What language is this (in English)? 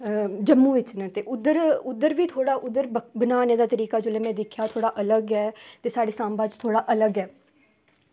Dogri